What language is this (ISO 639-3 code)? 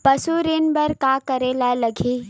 hne